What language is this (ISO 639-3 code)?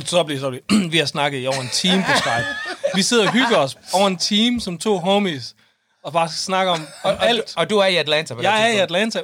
dan